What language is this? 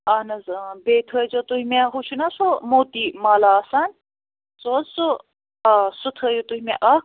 Kashmiri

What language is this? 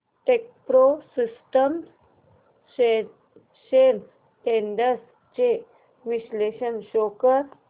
Marathi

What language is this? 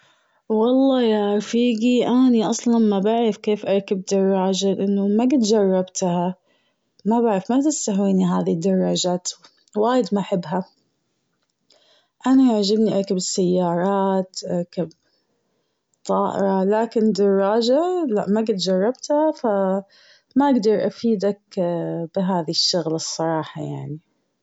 Gulf Arabic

